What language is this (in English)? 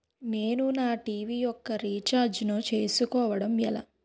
Telugu